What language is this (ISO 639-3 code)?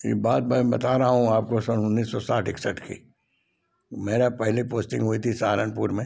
hin